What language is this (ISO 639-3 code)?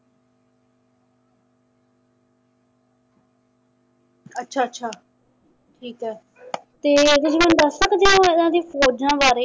pan